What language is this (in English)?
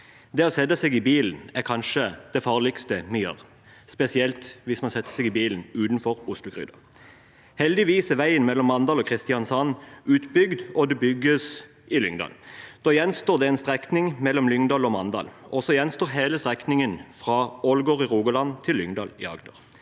Norwegian